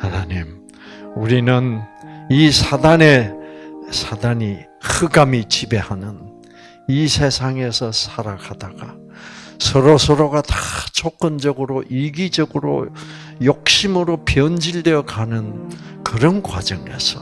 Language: Korean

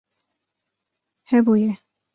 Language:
Kurdish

